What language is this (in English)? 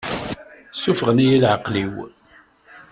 Kabyle